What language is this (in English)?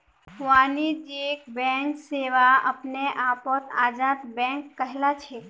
Magahi